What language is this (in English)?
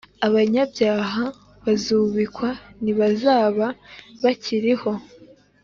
Kinyarwanda